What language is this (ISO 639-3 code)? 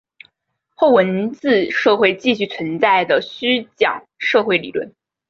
zho